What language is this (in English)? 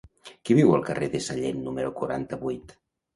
Catalan